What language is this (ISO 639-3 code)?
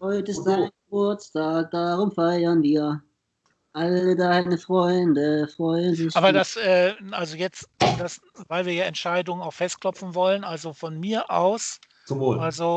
deu